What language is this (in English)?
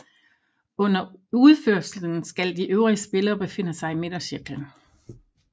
Danish